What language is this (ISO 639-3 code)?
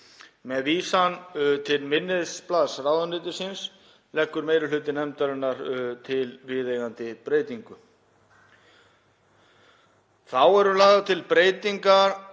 isl